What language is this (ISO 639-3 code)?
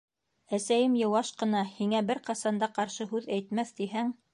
bak